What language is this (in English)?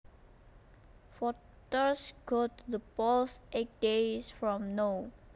Javanese